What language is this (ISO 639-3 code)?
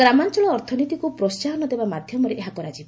ori